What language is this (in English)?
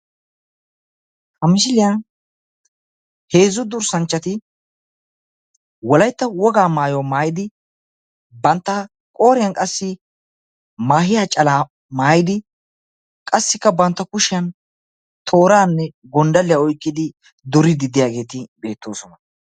Wolaytta